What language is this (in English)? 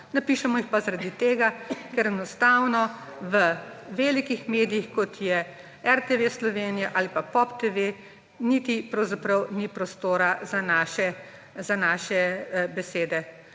Slovenian